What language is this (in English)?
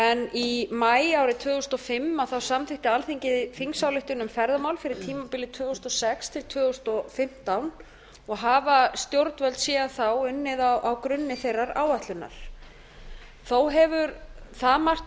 Icelandic